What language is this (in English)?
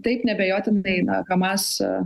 Lithuanian